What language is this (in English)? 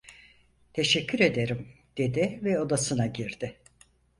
Turkish